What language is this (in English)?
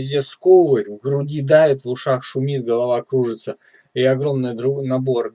Russian